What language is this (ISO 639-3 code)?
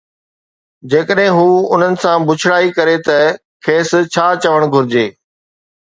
snd